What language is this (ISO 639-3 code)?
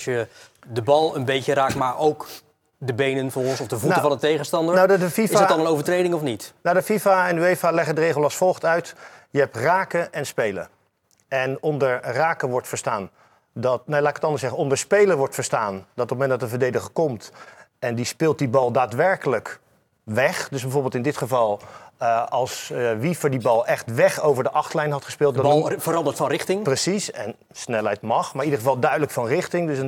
nld